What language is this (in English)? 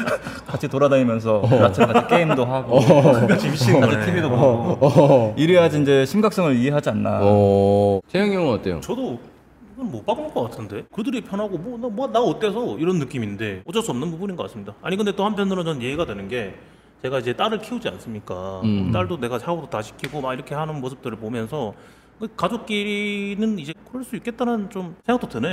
Korean